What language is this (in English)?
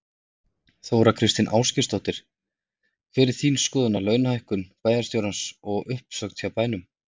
Icelandic